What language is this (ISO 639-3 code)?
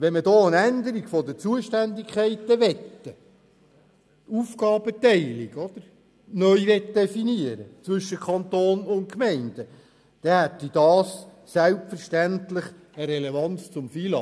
gsw